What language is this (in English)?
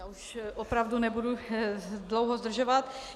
Czech